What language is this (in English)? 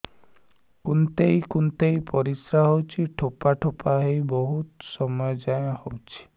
Odia